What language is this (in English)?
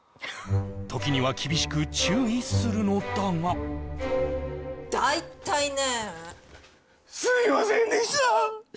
Japanese